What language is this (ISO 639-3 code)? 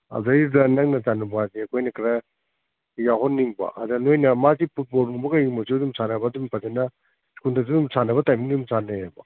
mni